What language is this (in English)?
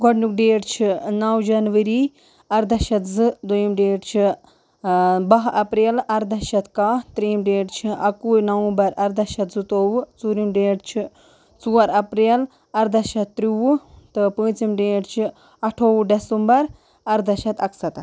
Kashmiri